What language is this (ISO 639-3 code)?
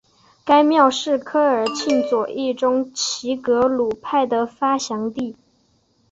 zho